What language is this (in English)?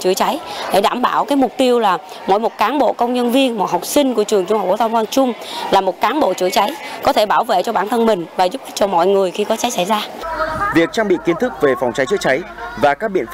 Vietnamese